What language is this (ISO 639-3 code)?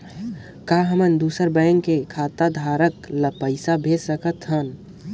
hne